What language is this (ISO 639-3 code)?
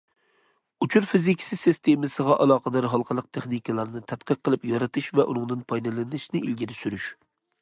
uig